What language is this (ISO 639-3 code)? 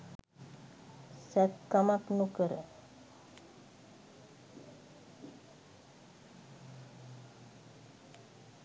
sin